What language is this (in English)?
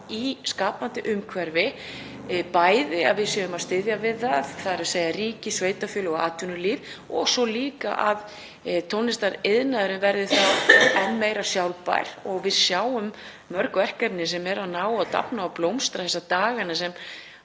Icelandic